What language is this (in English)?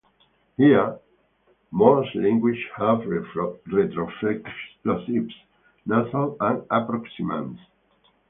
English